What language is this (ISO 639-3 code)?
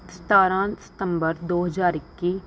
pan